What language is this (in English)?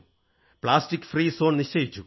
Malayalam